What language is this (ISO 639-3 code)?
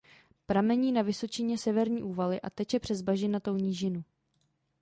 ces